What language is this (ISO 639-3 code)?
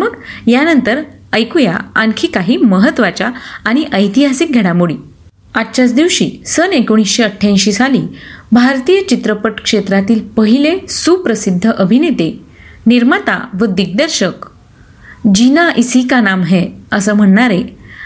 mar